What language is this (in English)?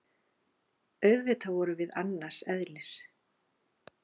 Icelandic